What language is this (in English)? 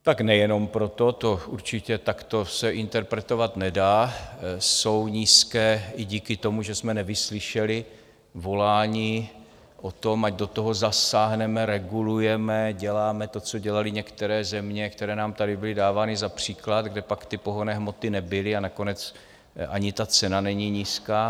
Czech